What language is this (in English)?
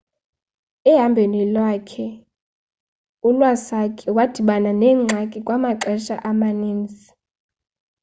Xhosa